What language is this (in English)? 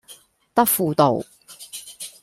Cantonese